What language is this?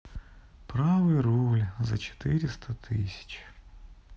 Russian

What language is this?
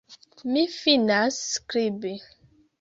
Esperanto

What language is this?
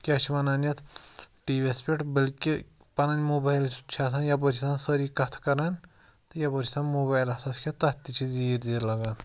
Kashmiri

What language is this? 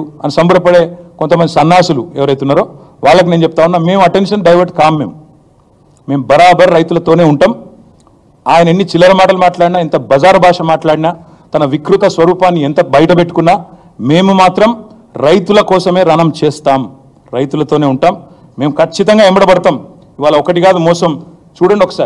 Telugu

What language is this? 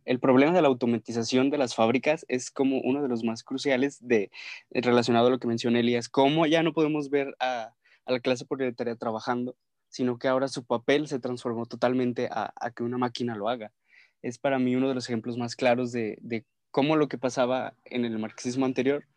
Spanish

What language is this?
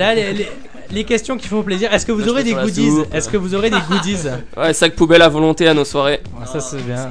French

